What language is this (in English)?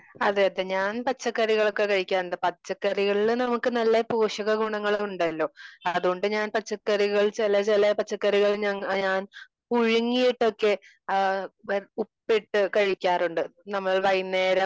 Malayalam